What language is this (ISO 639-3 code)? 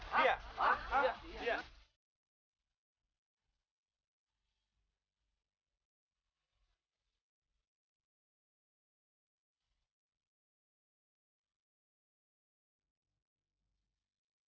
ind